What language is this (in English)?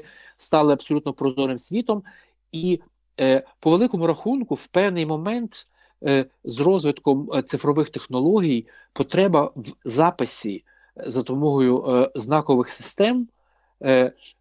Ukrainian